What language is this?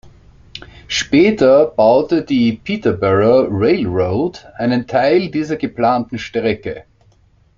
German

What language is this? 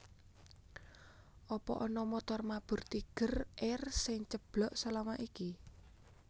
Javanese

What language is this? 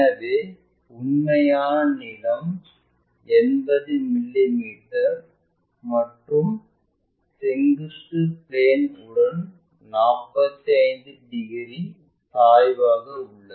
Tamil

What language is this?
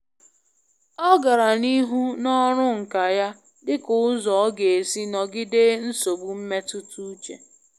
Igbo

